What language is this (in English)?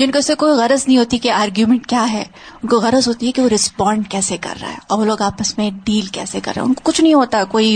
Urdu